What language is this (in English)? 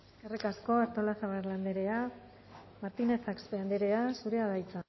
Basque